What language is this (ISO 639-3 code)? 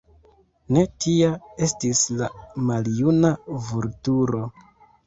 epo